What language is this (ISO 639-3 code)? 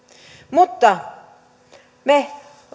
fin